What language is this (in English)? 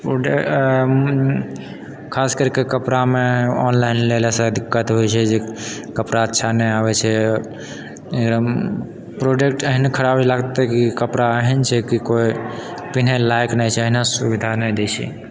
Maithili